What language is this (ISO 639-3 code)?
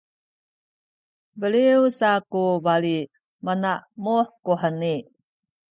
szy